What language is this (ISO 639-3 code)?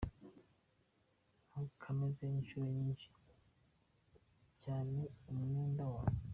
kin